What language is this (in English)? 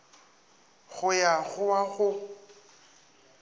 Northern Sotho